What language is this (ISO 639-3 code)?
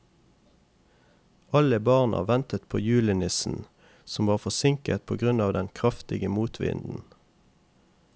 nor